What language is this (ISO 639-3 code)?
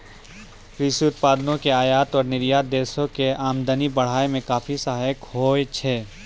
mai